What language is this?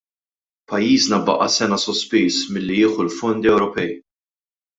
Maltese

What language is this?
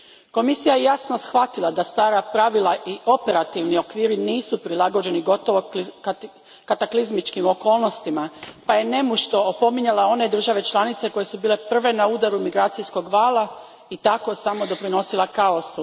Croatian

